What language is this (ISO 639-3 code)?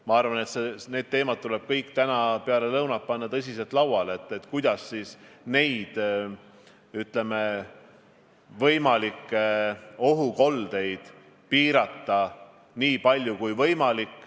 est